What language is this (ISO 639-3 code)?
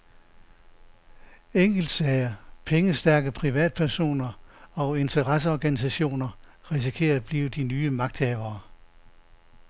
dan